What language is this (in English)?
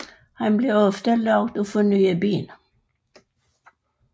Danish